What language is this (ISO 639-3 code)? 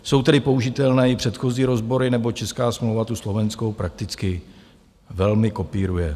ces